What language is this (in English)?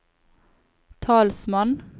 Norwegian